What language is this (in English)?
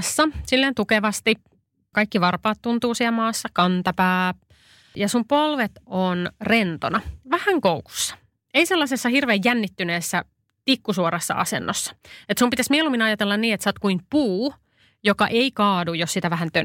Finnish